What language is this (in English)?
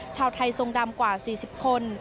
Thai